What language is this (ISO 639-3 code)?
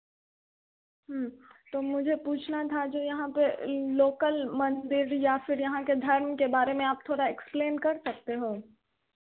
hin